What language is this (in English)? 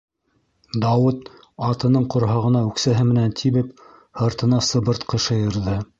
Bashkir